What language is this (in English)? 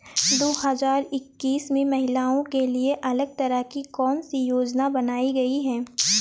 Hindi